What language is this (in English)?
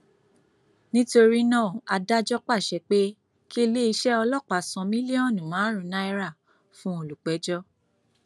Yoruba